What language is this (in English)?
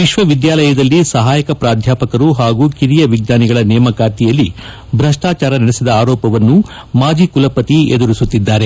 Kannada